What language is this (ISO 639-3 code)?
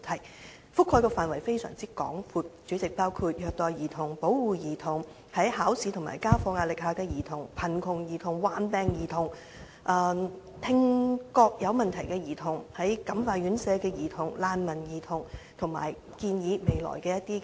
yue